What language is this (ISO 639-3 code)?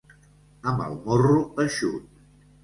cat